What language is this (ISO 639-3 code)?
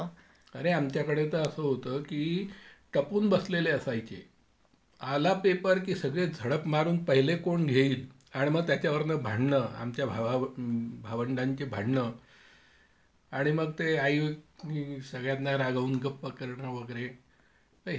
mar